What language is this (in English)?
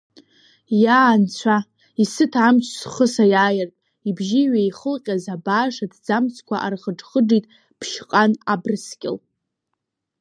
Abkhazian